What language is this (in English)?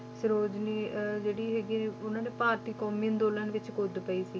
Punjabi